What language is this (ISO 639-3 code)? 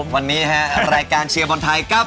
tha